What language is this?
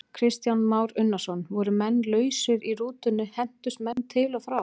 Icelandic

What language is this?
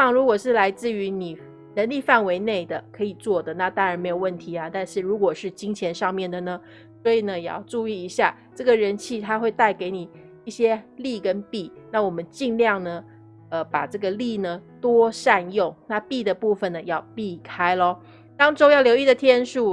Chinese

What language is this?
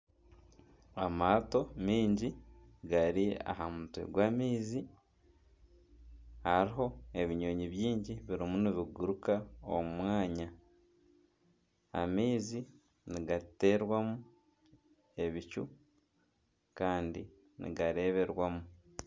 Nyankole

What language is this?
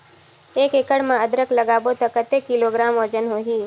Chhattisgarhi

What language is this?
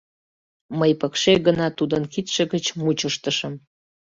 Mari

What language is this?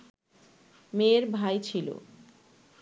Bangla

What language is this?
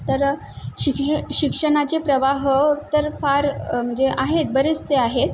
Marathi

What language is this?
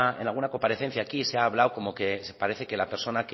Spanish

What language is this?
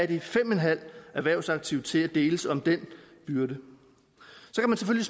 Danish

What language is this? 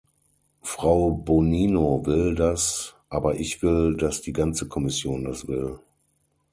German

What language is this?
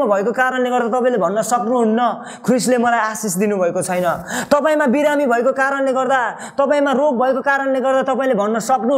Korean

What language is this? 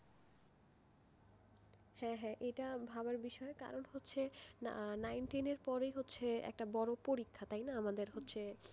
Bangla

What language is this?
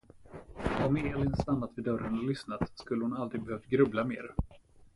Swedish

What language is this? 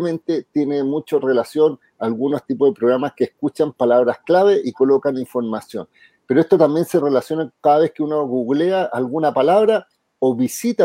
Spanish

